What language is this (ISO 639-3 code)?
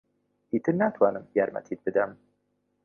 ckb